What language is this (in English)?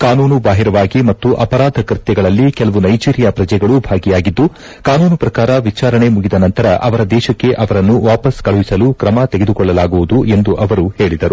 Kannada